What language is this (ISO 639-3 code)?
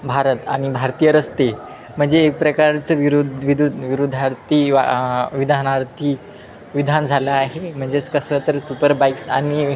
mar